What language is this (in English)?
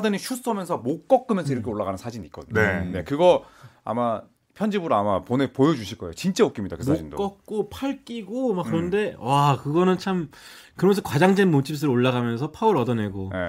Korean